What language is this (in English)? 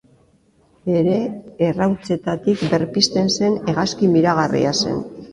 Basque